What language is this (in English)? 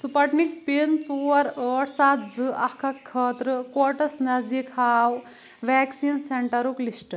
Kashmiri